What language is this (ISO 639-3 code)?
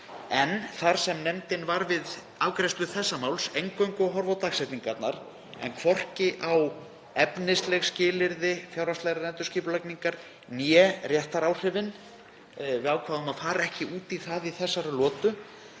isl